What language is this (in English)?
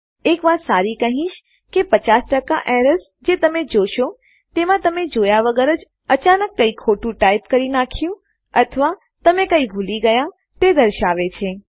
Gujarati